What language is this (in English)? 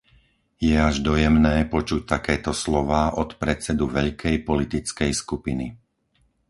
Slovak